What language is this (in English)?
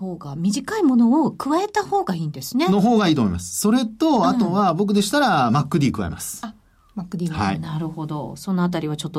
Japanese